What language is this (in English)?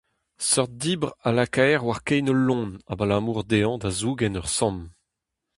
Breton